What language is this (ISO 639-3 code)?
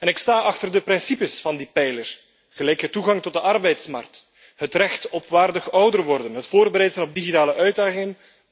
nld